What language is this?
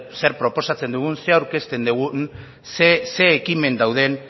Basque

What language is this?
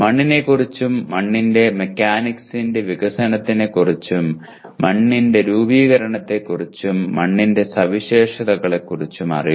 Malayalam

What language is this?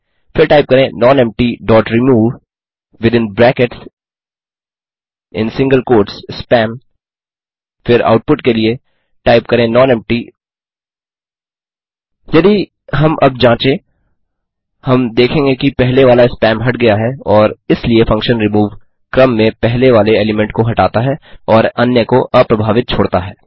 Hindi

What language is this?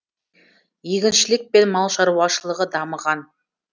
Kazakh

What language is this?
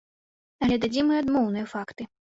Belarusian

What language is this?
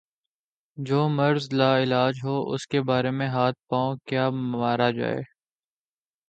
Urdu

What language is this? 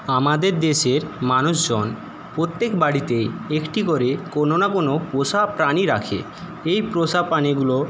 Bangla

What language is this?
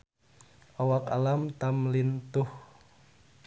Sundanese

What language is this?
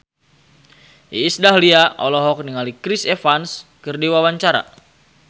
Sundanese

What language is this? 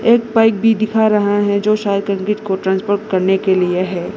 Hindi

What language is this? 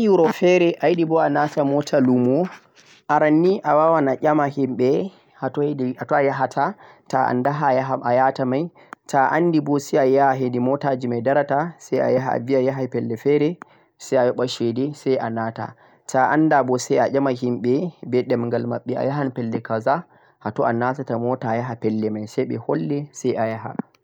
Central-Eastern Niger Fulfulde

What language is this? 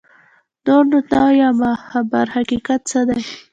Pashto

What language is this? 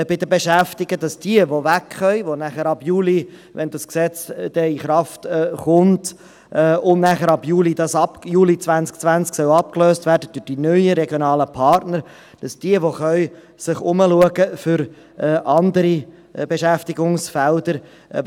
Swiss German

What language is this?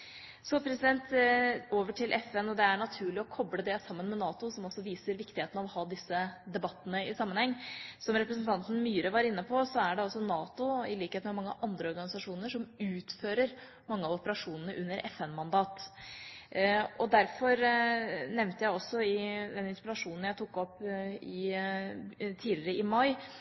Norwegian Bokmål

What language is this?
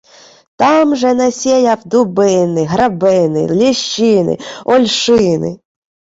Ukrainian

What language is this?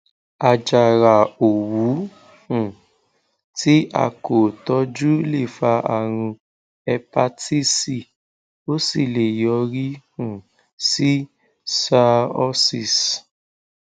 Yoruba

